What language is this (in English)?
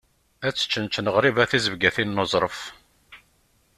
Kabyle